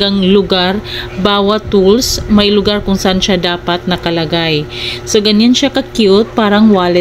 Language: Filipino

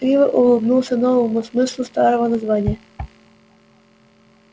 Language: Russian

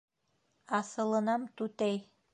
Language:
Bashkir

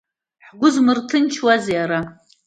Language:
Abkhazian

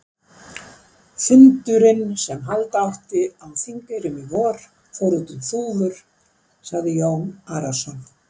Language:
Icelandic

